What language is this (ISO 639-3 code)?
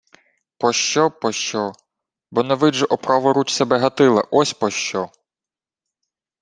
ukr